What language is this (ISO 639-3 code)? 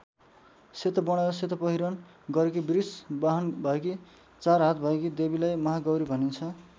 nep